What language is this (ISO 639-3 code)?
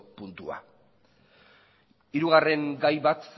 eus